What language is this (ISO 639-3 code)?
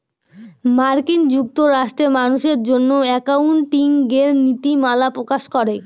ben